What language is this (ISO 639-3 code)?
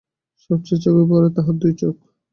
ben